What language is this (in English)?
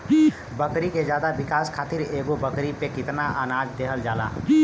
Bhojpuri